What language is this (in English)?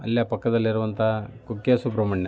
Kannada